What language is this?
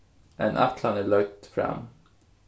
Faroese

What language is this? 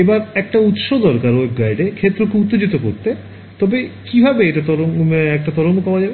Bangla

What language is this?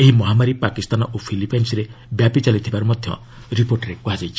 Odia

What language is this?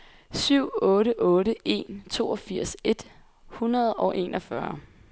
Danish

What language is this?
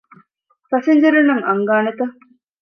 Divehi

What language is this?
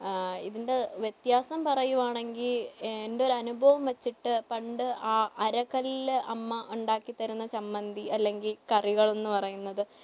Malayalam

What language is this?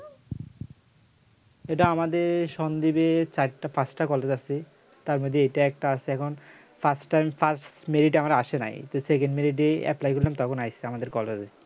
Bangla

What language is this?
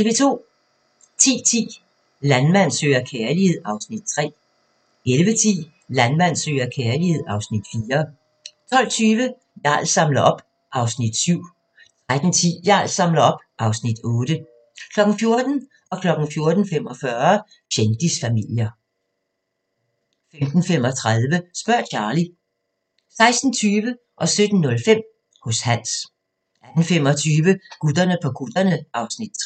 Danish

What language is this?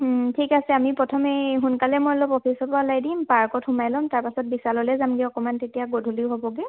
Assamese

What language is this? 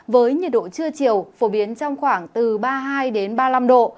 Vietnamese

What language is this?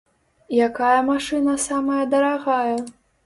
Belarusian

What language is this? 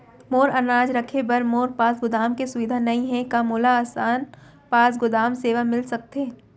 Chhattisgarhi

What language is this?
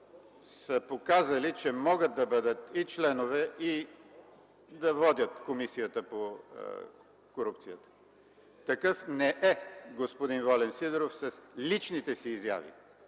Bulgarian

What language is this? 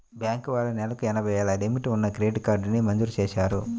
Telugu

